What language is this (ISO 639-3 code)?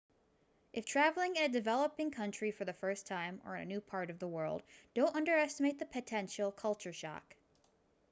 eng